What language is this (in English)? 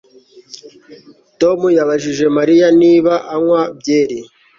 Kinyarwanda